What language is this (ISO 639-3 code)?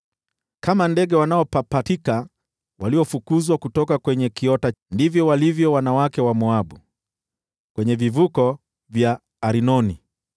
swa